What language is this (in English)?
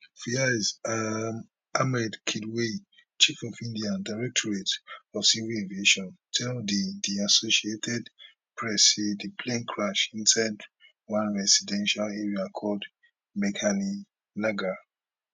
Nigerian Pidgin